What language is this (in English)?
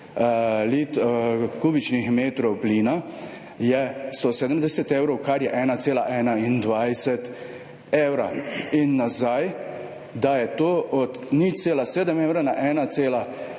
Slovenian